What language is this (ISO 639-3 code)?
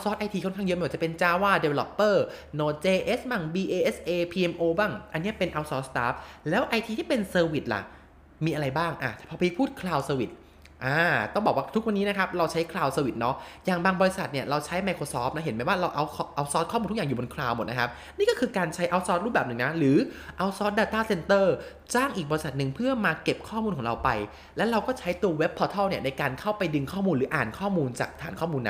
tha